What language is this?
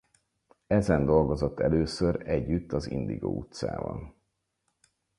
Hungarian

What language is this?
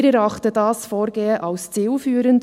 Swiss German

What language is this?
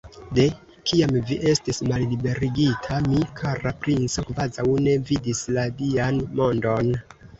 Esperanto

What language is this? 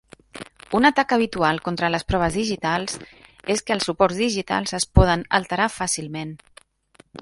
Catalan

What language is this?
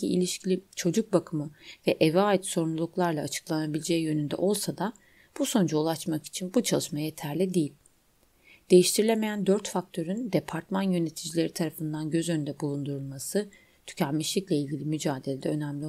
Turkish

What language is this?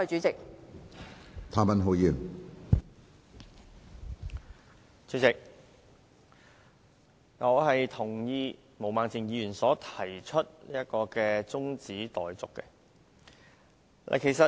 Cantonese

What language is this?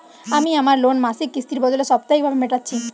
Bangla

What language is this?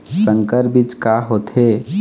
Chhattisgarhi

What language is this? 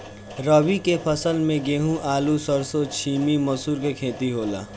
Bhojpuri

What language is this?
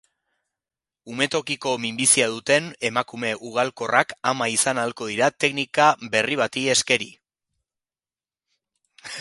Basque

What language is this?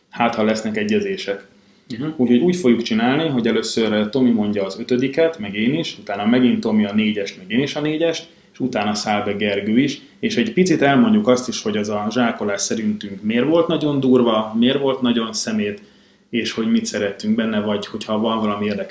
Hungarian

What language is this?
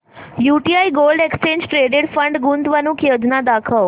Marathi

